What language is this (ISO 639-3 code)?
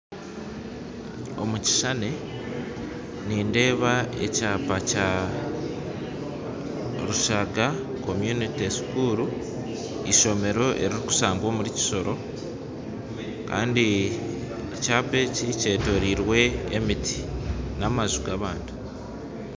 nyn